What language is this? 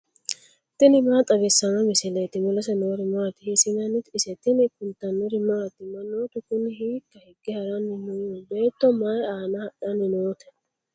Sidamo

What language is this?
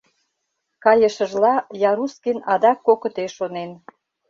Mari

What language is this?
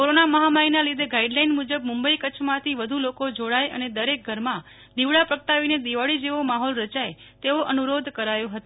Gujarati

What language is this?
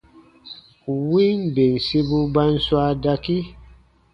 Baatonum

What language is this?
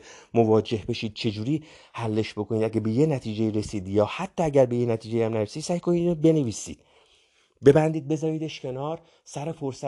Persian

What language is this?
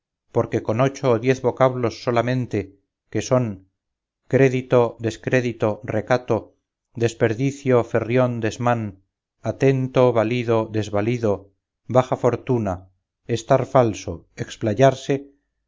Spanish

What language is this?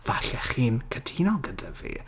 Welsh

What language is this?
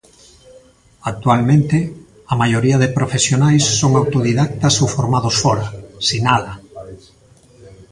Galician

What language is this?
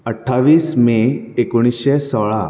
Konkani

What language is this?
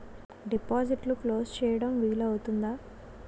Telugu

